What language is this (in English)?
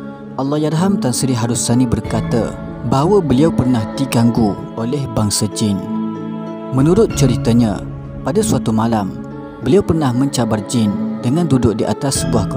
Malay